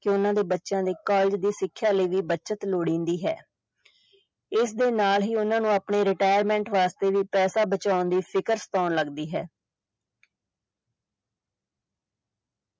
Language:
Punjabi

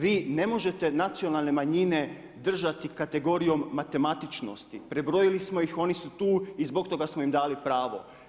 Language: Croatian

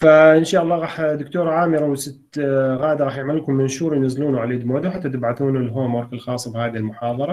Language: Arabic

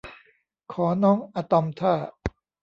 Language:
Thai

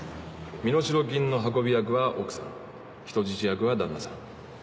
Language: Japanese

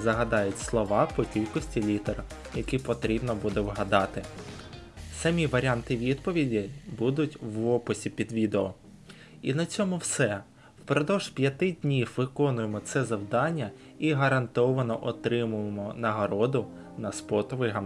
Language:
Ukrainian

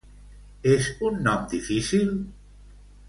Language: Catalan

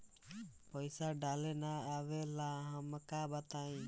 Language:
Bhojpuri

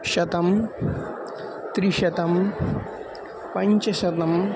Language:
Sanskrit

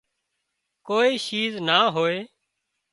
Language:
Wadiyara Koli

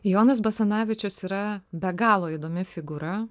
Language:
Lithuanian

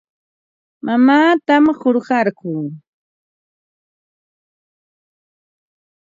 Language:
Ambo-Pasco Quechua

